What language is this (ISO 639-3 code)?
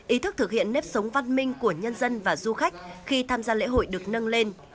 vie